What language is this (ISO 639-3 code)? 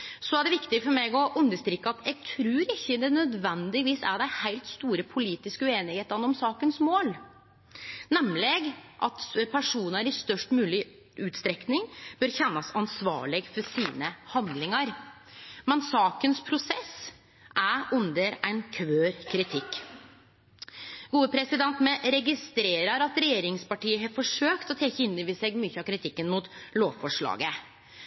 nno